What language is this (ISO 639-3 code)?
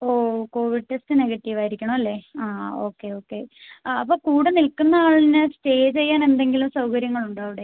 mal